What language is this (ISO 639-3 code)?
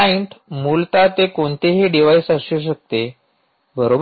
mar